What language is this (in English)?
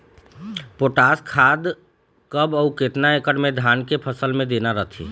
Chhattisgarhi